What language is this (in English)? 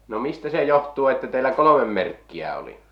Finnish